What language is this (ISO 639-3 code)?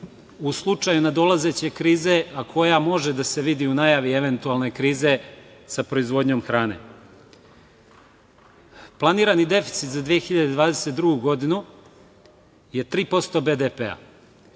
srp